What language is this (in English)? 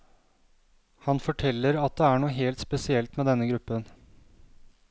Norwegian